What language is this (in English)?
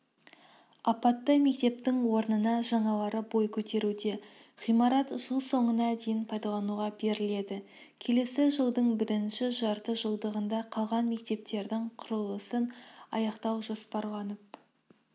Kazakh